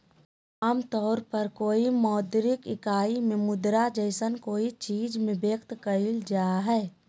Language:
Magahi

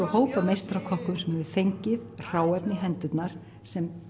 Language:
Icelandic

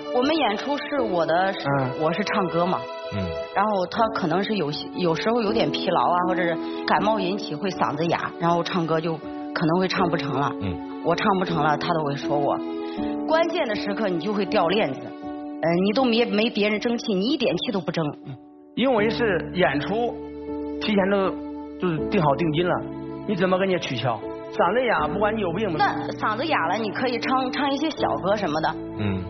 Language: Chinese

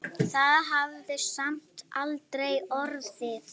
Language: Icelandic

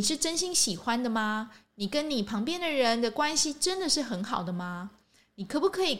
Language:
Chinese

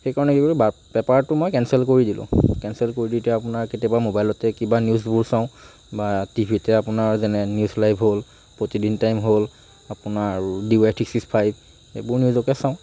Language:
Assamese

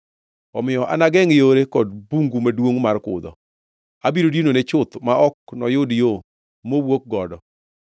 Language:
Luo (Kenya and Tanzania)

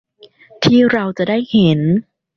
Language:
Thai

